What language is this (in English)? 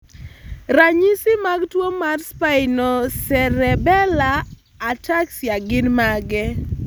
Luo (Kenya and Tanzania)